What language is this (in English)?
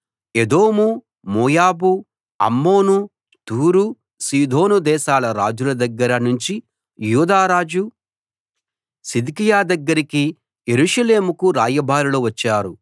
Telugu